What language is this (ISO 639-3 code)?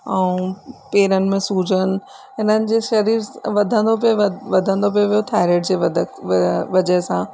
snd